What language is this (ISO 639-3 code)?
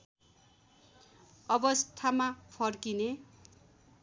nep